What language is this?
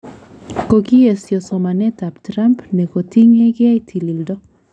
Kalenjin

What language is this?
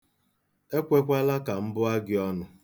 Igbo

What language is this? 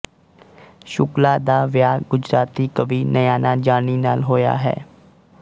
Punjabi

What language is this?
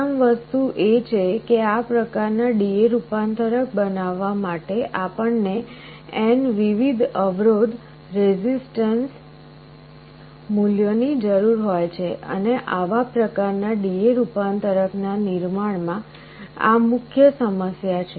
Gujarati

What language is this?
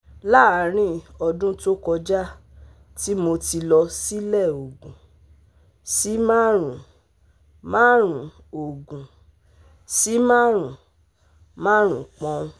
Yoruba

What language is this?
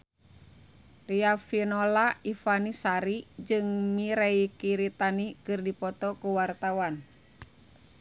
Sundanese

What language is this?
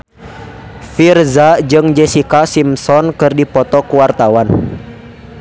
Sundanese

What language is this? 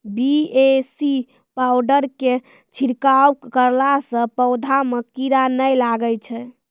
Maithili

